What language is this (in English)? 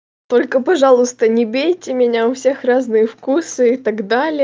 Russian